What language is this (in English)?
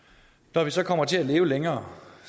Danish